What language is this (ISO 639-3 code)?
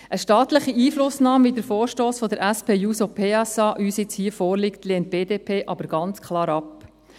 gsw